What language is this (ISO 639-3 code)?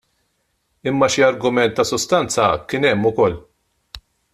mlt